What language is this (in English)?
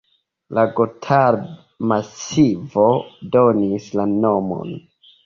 Esperanto